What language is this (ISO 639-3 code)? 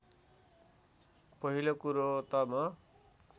nep